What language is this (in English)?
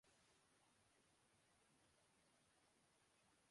Urdu